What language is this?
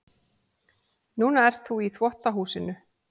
Icelandic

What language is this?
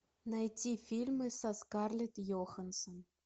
Russian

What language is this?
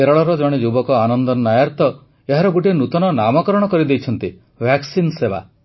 Odia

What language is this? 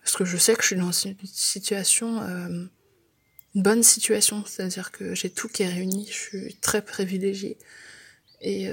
French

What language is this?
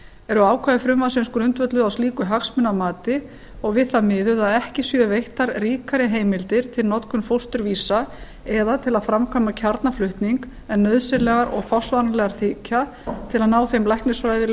Icelandic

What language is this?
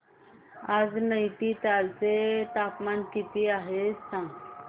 Marathi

